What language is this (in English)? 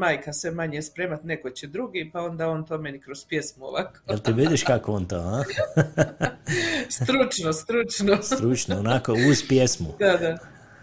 Croatian